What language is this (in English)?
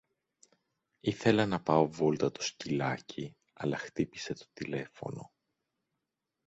Greek